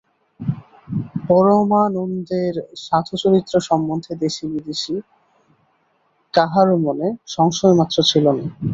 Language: Bangla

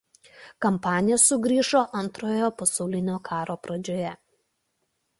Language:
Lithuanian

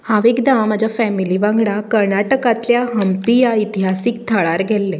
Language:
Konkani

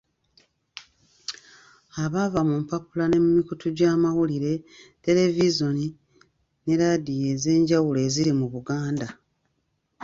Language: Ganda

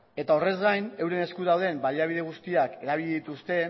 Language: Basque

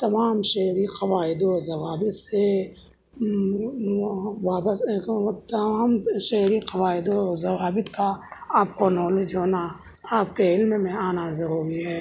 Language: Urdu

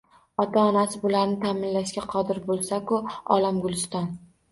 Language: Uzbek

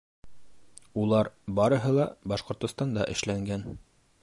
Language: Bashkir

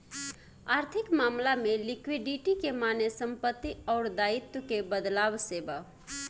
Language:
Bhojpuri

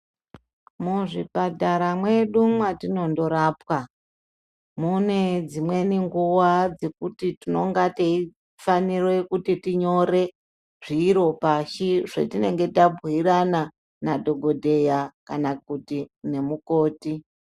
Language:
Ndau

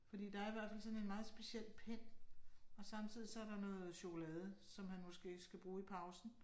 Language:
Danish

